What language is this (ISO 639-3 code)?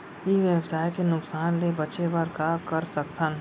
hne